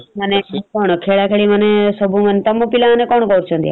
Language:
Odia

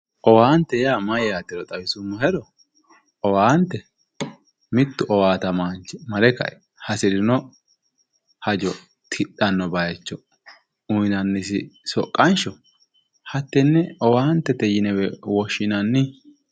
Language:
Sidamo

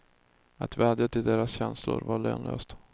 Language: Swedish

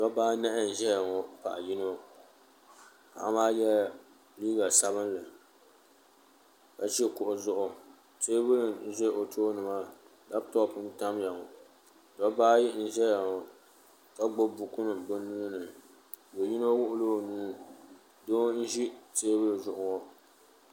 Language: Dagbani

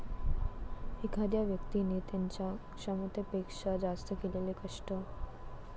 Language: Marathi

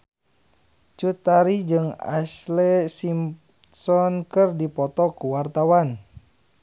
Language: Sundanese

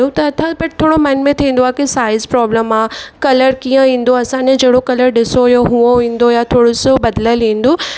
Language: Sindhi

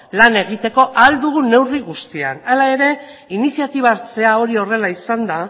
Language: Basque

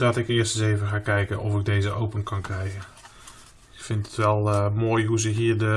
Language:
Dutch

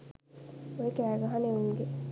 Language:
Sinhala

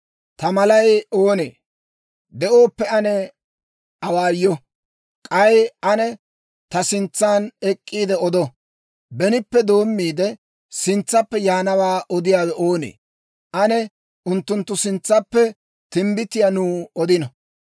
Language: Dawro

